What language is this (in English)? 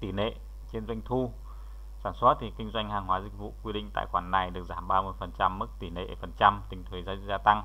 Vietnamese